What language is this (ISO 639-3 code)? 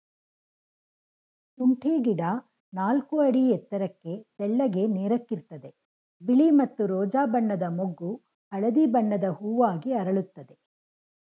kan